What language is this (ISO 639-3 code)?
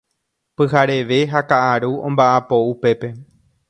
grn